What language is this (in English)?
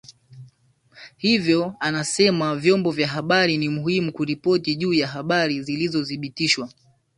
Swahili